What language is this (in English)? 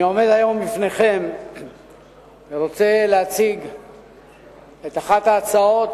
Hebrew